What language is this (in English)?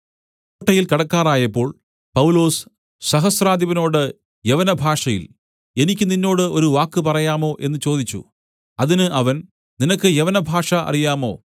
Malayalam